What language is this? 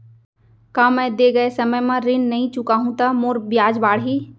Chhattisgarhi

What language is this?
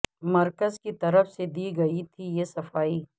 Urdu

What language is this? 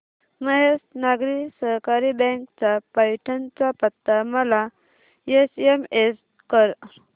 Marathi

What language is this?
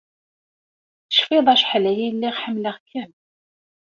Kabyle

